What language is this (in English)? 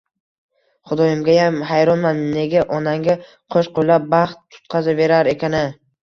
Uzbek